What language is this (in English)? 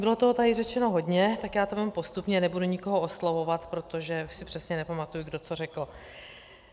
Czech